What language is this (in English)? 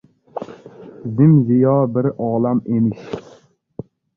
Uzbek